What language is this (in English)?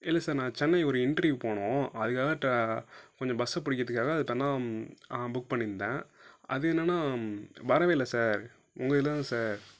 Tamil